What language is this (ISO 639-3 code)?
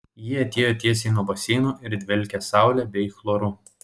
lit